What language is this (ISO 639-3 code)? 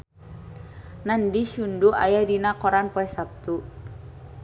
sun